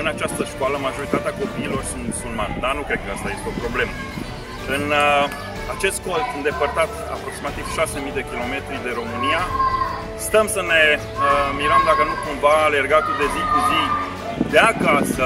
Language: Romanian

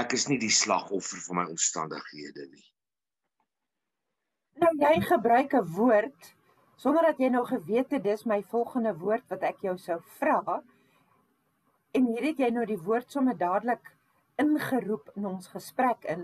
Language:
Dutch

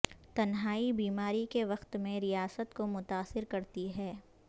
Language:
Urdu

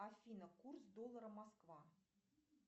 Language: Russian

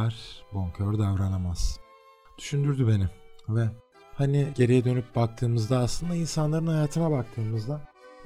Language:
Turkish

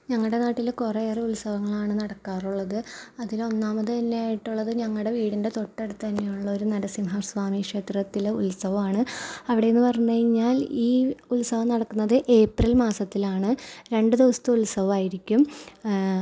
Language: Malayalam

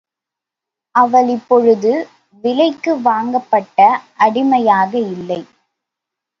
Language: Tamil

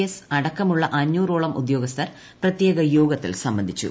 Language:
Malayalam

